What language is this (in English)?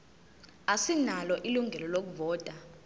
Zulu